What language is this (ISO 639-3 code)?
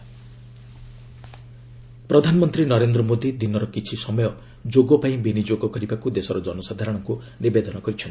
ori